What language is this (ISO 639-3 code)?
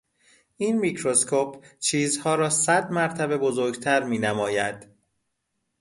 fas